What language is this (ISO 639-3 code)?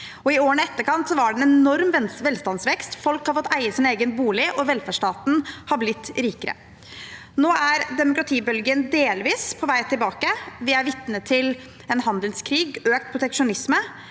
nor